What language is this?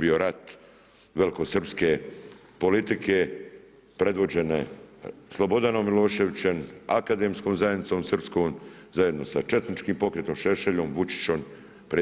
Croatian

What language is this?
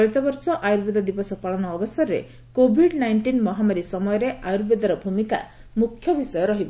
Odia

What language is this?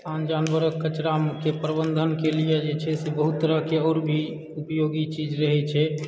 Maithili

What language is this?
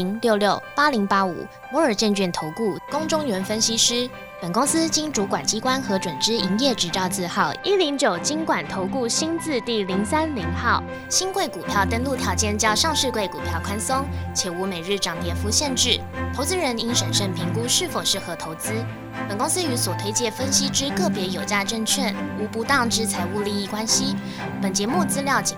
Chinese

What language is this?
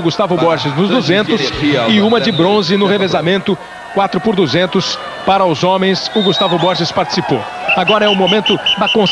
Portuguese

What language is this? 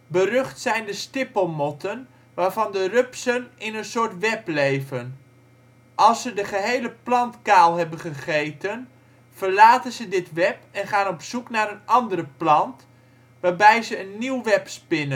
Dutch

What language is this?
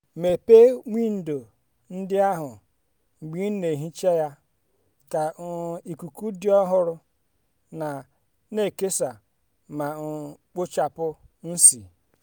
Igbo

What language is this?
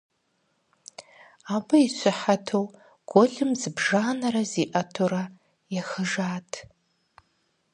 Kabardian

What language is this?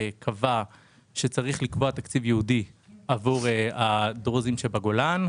Hebrew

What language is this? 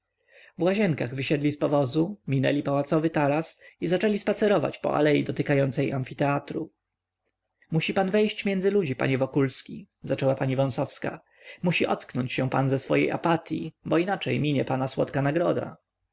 Polish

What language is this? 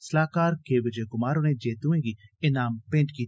Dogri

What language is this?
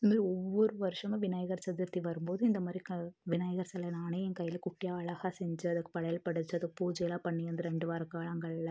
Tamil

